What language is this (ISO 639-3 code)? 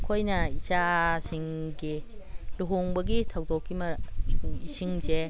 mni